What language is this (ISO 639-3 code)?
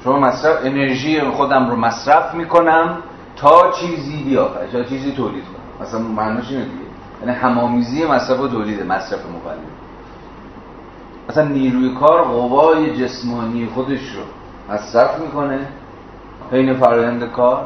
fas